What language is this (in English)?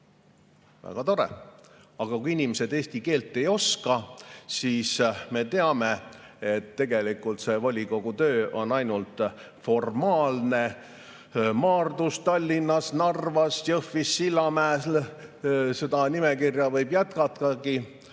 Estonian